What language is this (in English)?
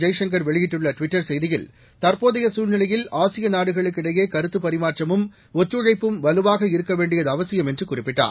Tamil